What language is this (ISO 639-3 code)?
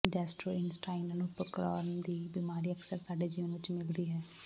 pan